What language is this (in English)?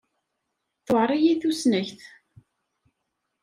Kabyle